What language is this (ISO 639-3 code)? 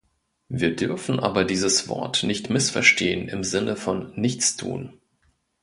deu